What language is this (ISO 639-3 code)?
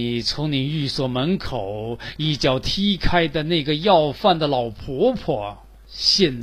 zho